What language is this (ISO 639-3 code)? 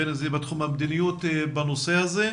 heb